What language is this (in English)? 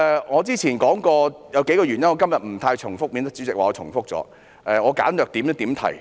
Cantonese